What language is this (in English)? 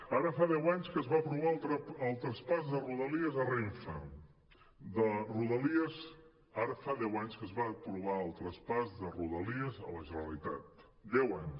Catalan